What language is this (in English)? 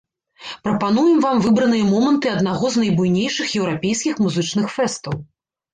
Belarusian